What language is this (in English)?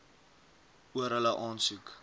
Afrikaans